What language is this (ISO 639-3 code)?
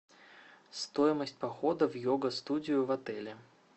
rus